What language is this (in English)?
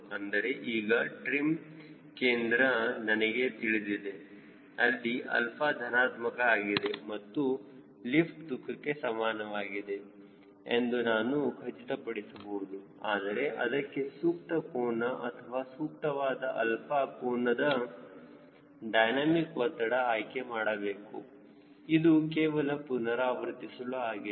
Kannada